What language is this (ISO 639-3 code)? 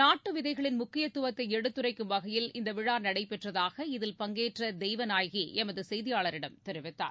tam